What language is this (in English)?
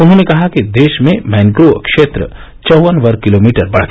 Hindi